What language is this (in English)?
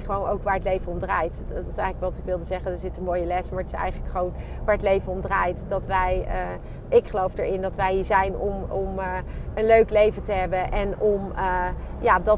Dutch